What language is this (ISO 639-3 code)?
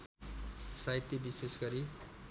nep